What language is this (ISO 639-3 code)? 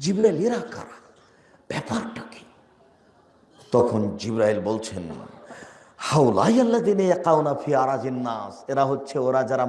ben